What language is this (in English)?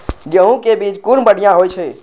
Maithili